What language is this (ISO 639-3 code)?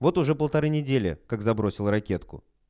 rus